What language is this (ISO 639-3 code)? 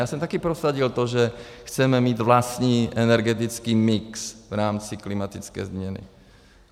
ces